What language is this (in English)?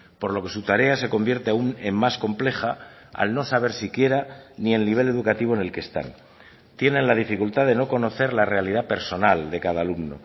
Spanish